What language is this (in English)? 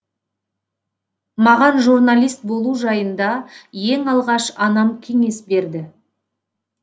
Kazakh